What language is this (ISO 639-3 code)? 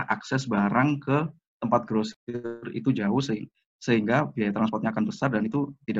ind